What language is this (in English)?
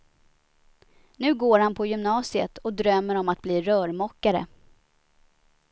Swedish